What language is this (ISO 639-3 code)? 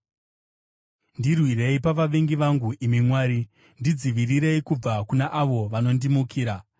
sna